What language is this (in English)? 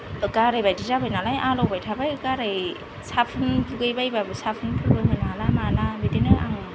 Bodo